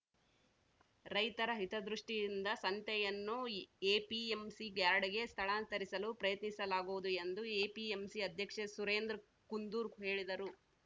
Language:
Kannada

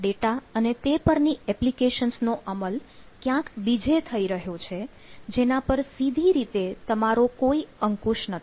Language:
Gujarati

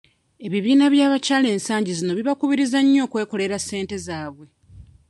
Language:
Ganda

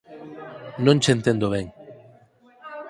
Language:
Galician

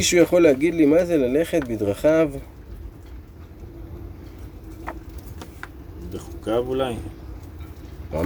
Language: Hebrew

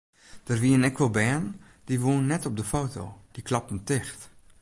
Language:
Western Frisian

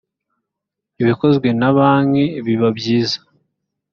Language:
Kinyarwanda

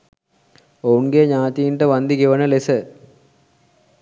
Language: Sinhala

